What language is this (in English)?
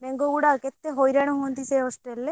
Odia